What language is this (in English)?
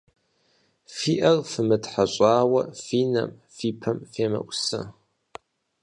Kabardian